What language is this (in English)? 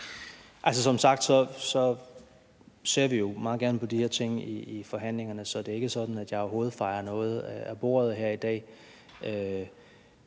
Danish